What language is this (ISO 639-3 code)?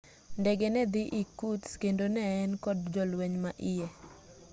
luo